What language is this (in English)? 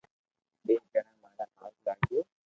Loarki